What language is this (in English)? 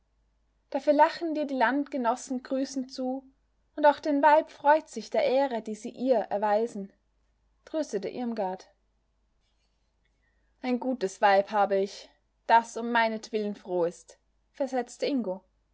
German